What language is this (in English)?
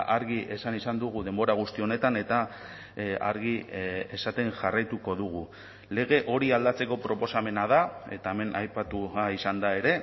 Basque